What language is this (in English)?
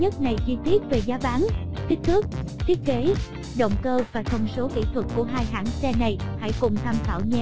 Vietnamese